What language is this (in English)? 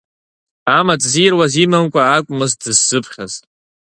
Abkhazian